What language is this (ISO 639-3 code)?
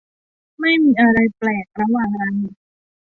tha